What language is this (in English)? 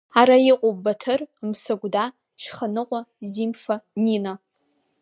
Abkhazian